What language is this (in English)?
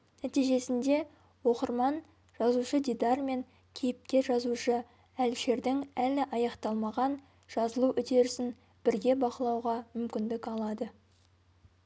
Kazakh